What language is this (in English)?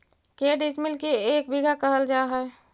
Magahi